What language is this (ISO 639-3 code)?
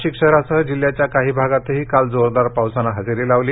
mar